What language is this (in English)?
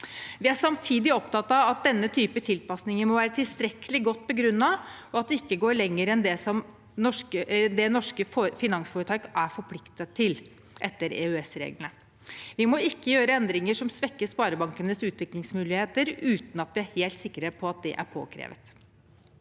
Norwegian